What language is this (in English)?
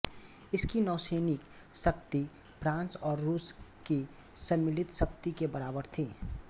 Hindi